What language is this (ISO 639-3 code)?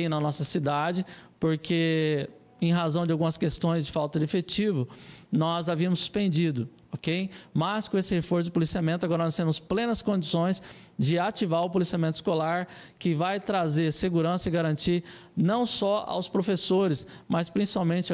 por